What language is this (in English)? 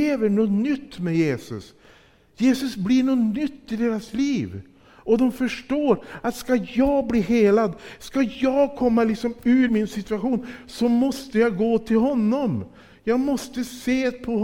Swedish